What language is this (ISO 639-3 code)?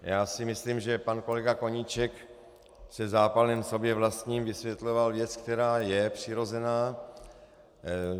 ces